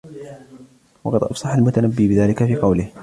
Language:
Arabic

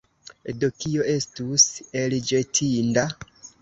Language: Esperanto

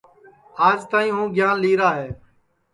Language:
Sansi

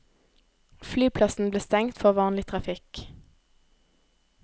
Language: Norwegian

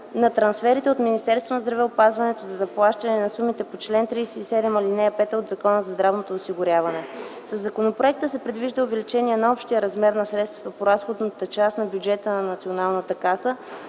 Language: Bulgarian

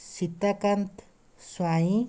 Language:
Odia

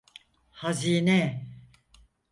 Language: Turkish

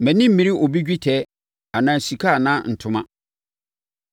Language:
Akan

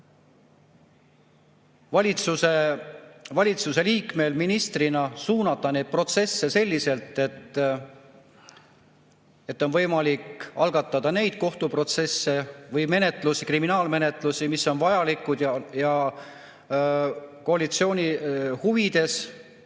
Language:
Estonian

